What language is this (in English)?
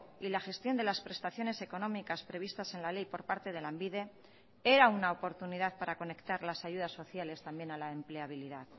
Spanish